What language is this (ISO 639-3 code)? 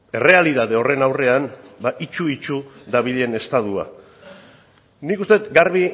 eus